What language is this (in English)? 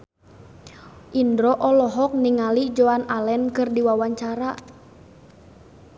Sundanese